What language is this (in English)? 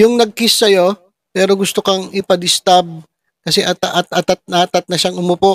Filipino